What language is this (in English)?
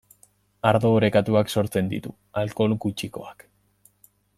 Basque